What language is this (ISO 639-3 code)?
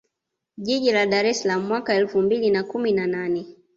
swa